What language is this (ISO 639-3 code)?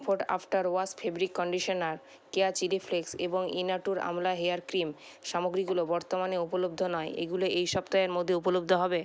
ben